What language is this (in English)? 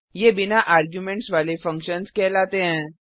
Hindi